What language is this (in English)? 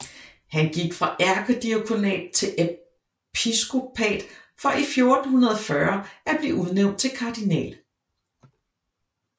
Danish